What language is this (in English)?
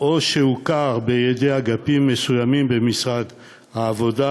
Hebrew